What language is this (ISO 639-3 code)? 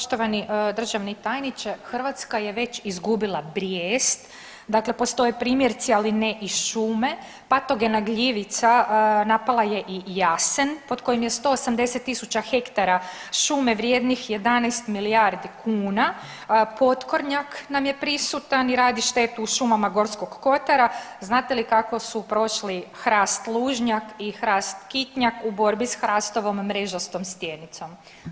hrv